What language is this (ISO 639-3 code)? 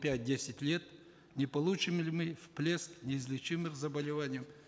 kaz